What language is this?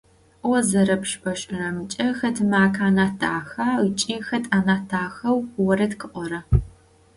Adyghe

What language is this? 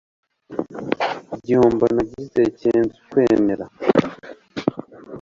Kinyarwanda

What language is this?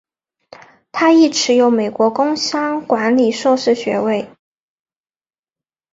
Chinese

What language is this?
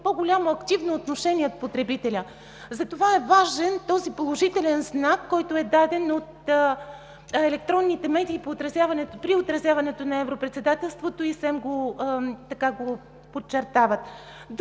Bulgarian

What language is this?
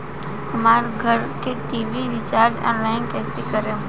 Bhojpuri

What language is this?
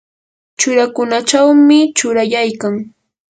Yanahuanca Pasco Quechua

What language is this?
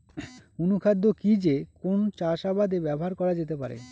Bangla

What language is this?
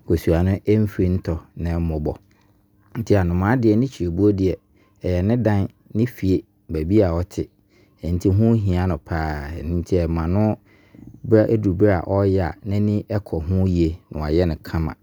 Abron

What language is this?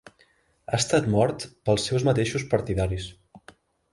Catalan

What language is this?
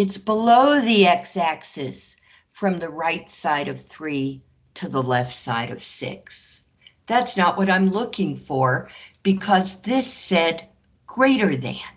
English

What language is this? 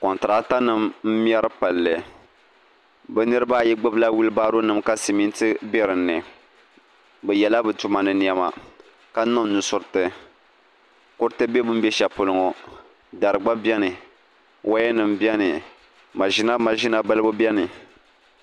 Dagbani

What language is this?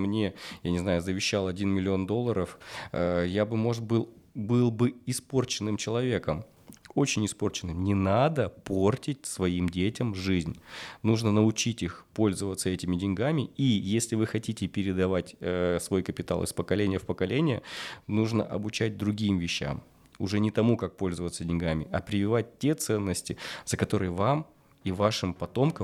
Russian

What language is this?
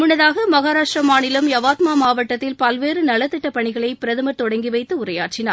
Tamil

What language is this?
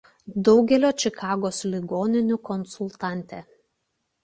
Lithuanian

